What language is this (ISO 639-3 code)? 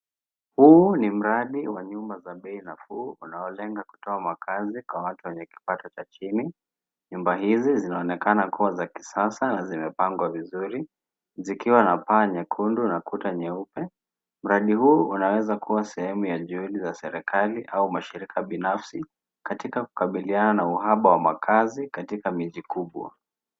swa